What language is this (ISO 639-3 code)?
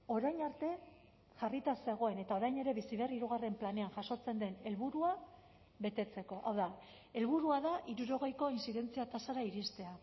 eus